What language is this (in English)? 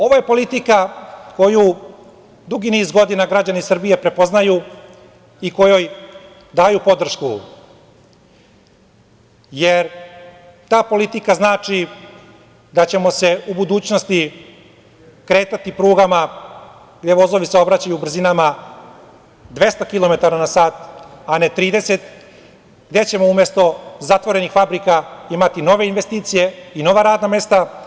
Serbian